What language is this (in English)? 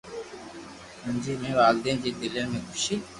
Loarki